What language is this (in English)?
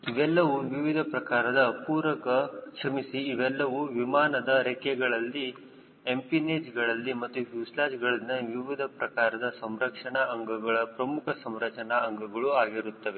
Kannada